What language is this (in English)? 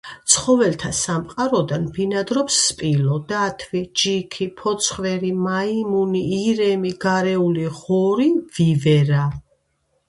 Georgian